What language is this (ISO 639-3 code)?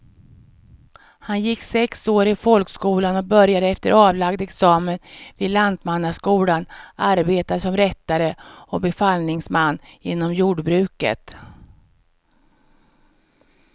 swe